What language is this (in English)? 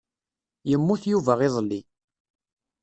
Kabyle